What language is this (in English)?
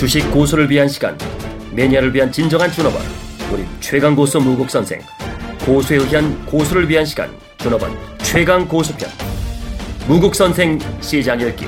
Korean